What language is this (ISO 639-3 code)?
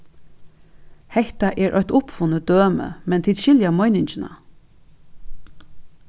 fao